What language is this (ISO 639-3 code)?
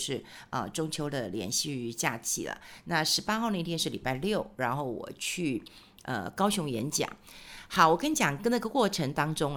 zho